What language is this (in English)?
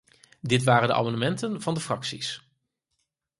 Dutch